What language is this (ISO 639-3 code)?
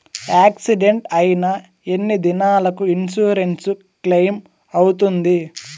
tel